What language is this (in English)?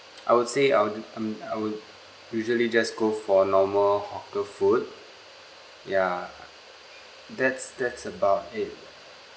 English